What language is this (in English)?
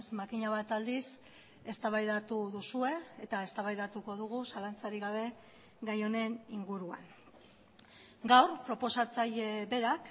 Basque